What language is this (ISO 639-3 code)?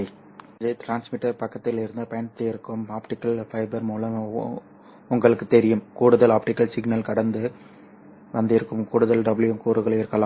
tam